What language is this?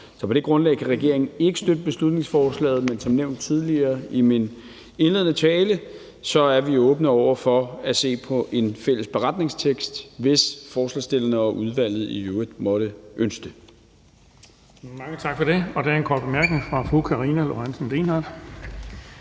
Danish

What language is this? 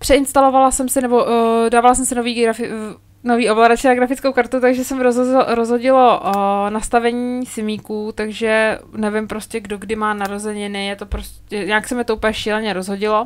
Czech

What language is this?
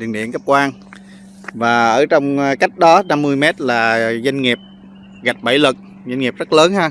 Vietnamese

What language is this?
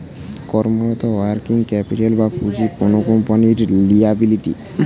Bangla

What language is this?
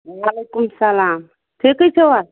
Kashmiri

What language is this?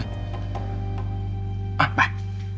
Thai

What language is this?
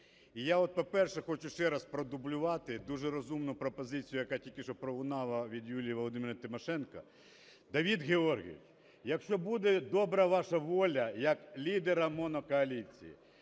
Ukrainian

